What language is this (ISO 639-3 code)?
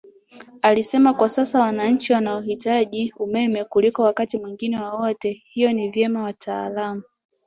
swa